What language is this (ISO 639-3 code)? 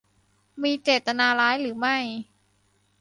tha